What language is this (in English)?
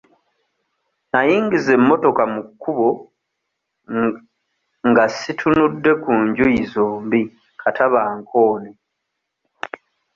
Ganda